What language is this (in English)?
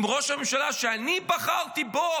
Hebrew